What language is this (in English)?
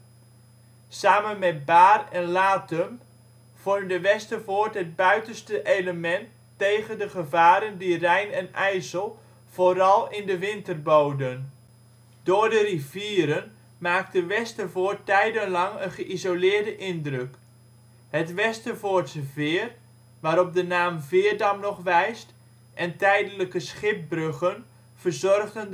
Dutch